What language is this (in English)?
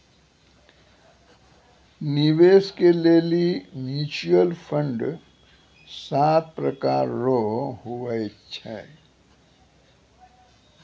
Maithili